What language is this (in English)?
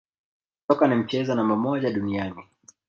Swahili